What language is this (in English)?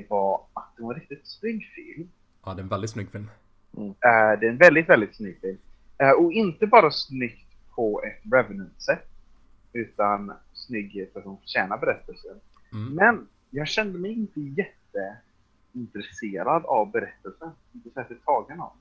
Swedish